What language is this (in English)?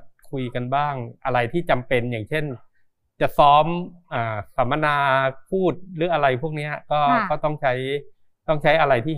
Thai